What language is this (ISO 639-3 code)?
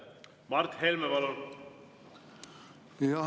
est